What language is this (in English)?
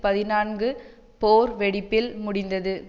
Tamil